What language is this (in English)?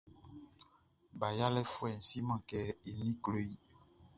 Baoulé